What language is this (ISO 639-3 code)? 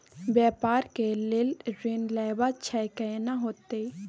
mai